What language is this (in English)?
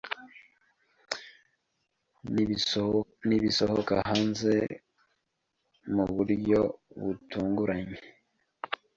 Kinyarwanda